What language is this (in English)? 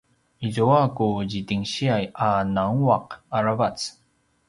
Paiwan